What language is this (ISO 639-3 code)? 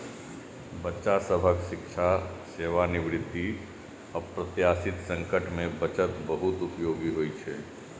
mai